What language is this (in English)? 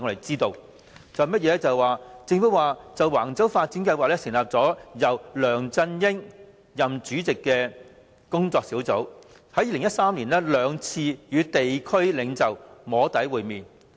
Cantonese